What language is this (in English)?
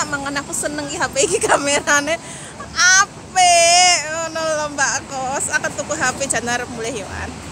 Indonesian